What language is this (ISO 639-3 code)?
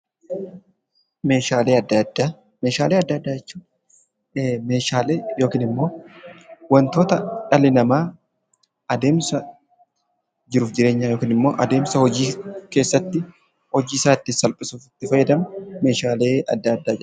orm